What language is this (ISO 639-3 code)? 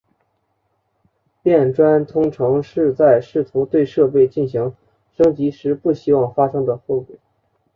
zho